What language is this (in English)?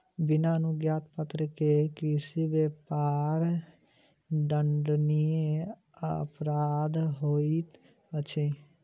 Maithili